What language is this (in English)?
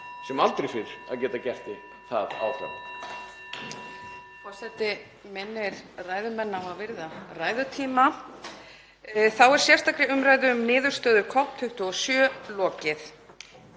Icelandic